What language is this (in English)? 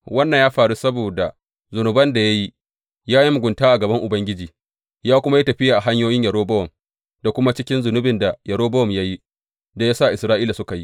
Hausa